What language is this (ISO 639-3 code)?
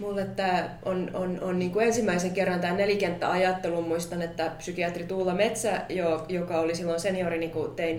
fin